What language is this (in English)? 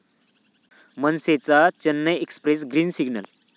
Marathi